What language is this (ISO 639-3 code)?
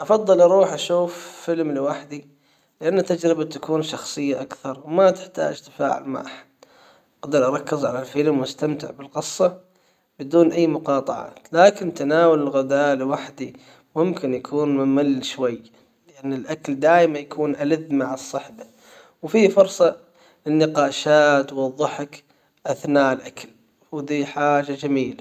acw